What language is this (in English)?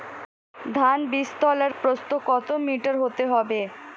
Bangla